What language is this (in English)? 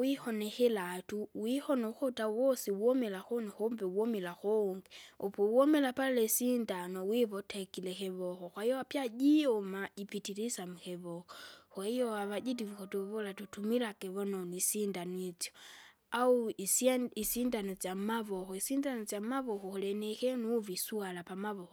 Kinga